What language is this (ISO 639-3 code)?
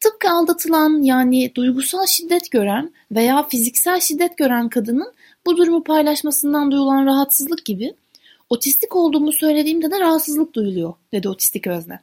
tur